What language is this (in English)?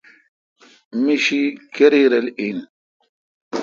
Kalkoti